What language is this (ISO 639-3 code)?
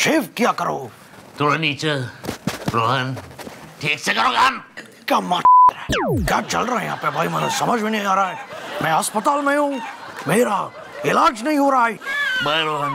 ron